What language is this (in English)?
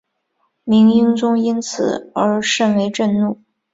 Chinese